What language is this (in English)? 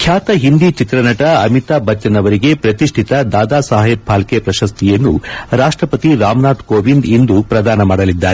Kannada